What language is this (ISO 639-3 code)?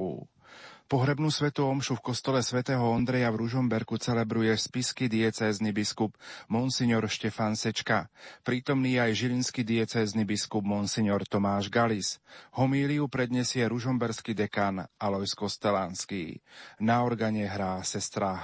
slk